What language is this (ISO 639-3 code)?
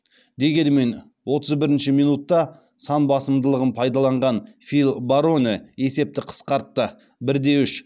kaz